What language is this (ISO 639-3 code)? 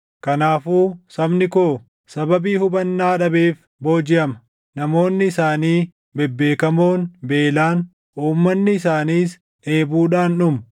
orm